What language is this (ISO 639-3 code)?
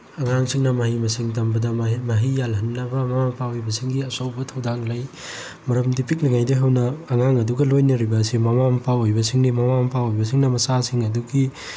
mni